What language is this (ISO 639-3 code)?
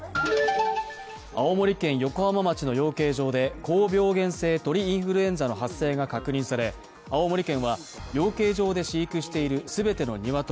jpn